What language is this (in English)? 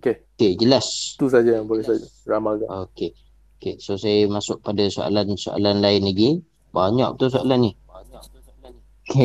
Malay